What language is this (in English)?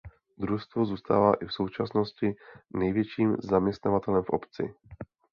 Czech